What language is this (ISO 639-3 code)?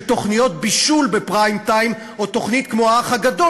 heb